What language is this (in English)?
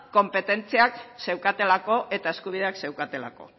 Basque